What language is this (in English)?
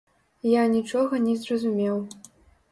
Belarusian